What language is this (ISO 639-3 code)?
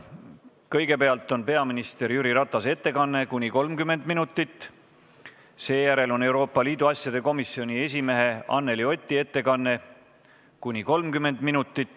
est